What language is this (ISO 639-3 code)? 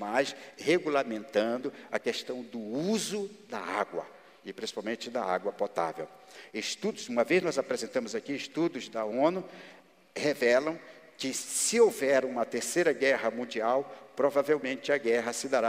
por